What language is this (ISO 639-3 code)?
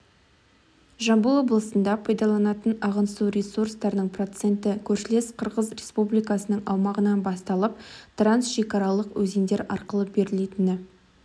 kaz